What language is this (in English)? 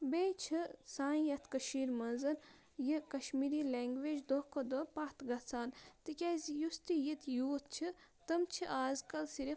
Kashmiri